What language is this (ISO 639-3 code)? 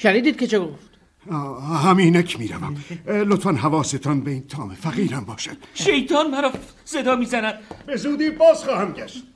fas